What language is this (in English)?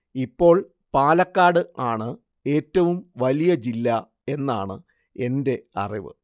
Malayalam